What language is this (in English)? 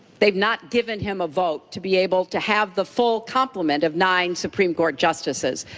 English